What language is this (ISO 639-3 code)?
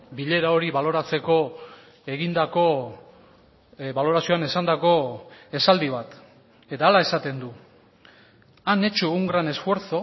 eus